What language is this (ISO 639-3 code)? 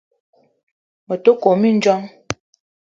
eto